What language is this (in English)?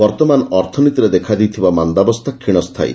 Odia